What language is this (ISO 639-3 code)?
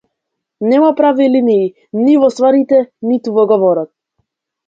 mkd